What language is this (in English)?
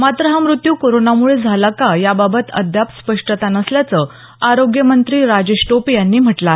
Marathi